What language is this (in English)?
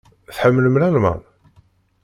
Kabyle